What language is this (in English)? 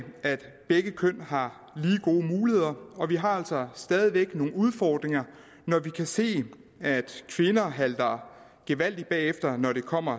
Danish